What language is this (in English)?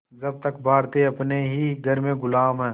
Hindi